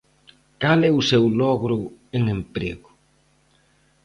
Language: Galician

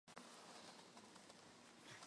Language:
Armenian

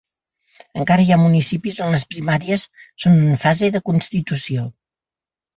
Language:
Catalan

